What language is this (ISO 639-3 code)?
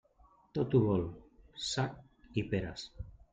cat